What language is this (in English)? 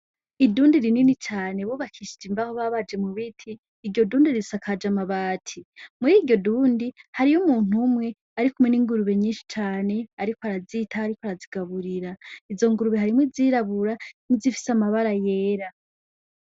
Rundi